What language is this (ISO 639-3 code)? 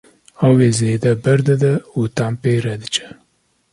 kur